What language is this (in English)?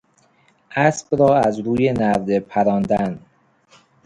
Persian